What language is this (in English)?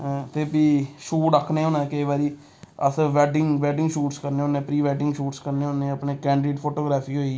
Dogri